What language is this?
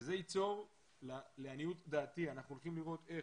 Hebrew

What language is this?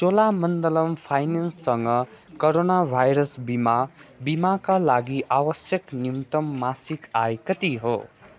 Nepali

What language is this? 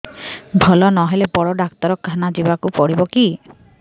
Odia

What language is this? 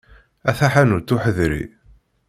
Kabyle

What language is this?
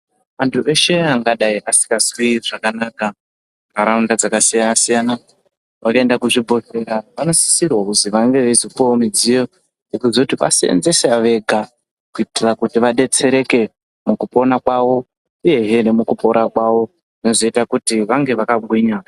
Ndau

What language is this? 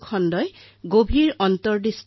Assamese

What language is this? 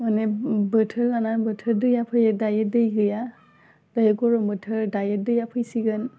Bodo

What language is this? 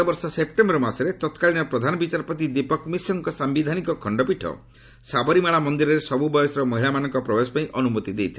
Odia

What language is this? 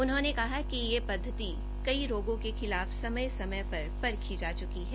Hindi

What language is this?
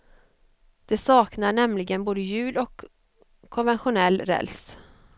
Swedish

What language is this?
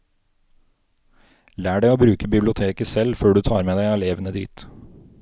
Norwegian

